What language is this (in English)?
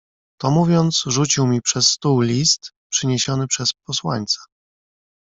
Polish